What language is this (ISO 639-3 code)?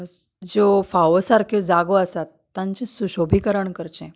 kok